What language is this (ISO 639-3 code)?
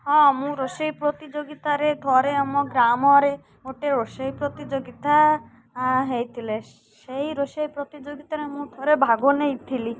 ori